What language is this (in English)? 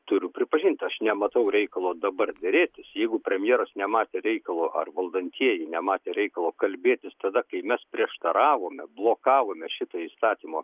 Lithuanian